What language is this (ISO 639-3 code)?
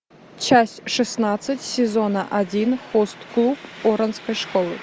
rus